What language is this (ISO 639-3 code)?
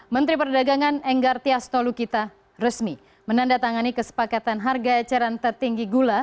ind